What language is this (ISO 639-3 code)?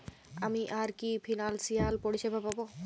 ben